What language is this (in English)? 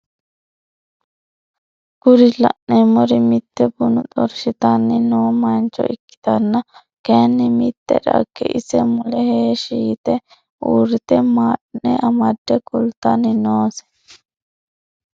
Sidamo